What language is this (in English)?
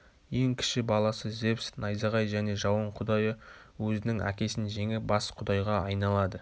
Kazakh